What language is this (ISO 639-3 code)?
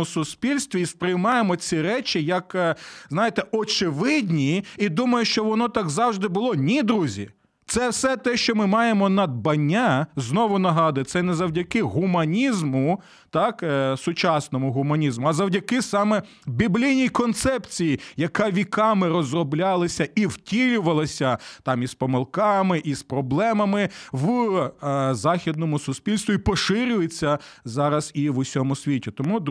ukr